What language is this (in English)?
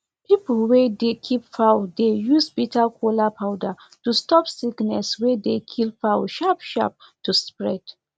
Nigerian Pidgin